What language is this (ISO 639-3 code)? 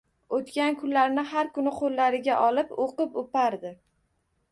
uzb